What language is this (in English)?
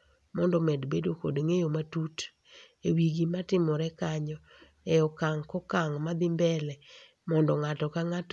Luo (Kenya and Tanzania)